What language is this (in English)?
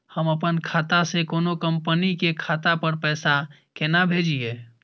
Maithili